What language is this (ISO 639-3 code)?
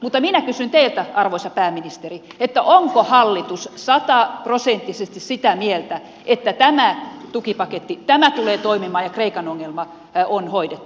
fin